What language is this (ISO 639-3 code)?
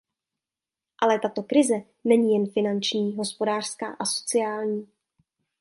ces